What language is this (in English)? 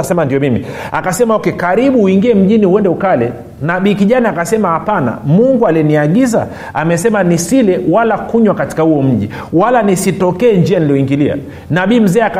Swahili